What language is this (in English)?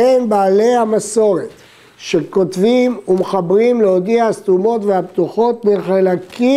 Hebrew